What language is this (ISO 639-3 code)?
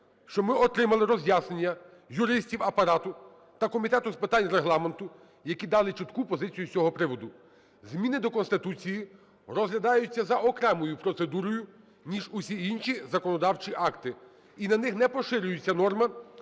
ukr